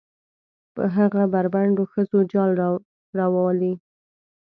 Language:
Pashto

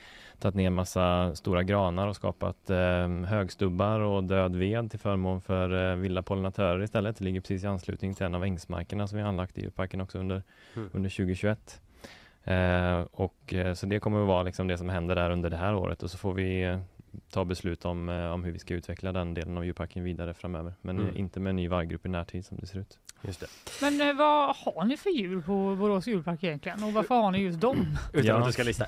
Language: Swedish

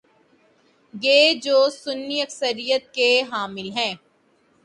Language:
Urdu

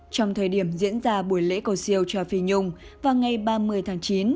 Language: Vietnamese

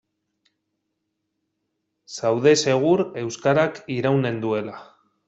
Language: Basque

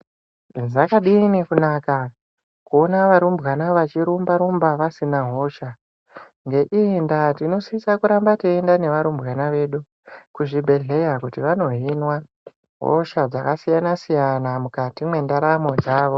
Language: Ndau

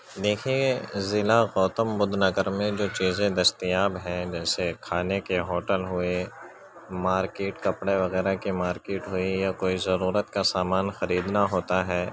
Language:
Urdu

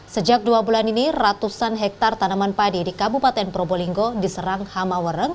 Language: Indonesian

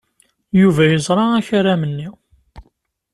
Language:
Kabyle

